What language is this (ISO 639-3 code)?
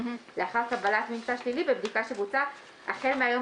heb